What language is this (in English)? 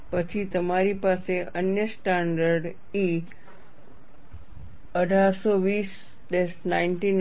Gujarati